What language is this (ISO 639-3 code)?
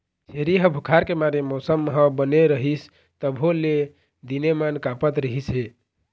hne